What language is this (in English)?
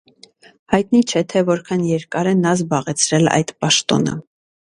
Armenian